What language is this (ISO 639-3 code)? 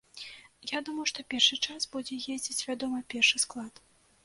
bel